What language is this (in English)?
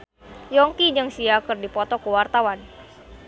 Sundanese